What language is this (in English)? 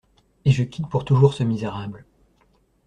French